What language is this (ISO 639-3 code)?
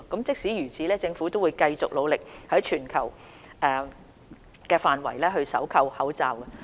yue